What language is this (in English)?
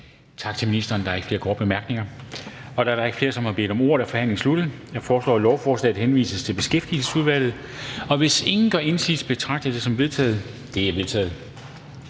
Danish